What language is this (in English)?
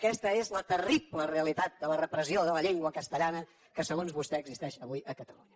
Catalan